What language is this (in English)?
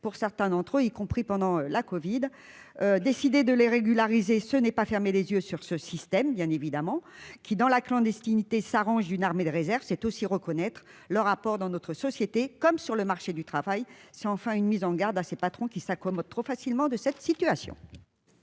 French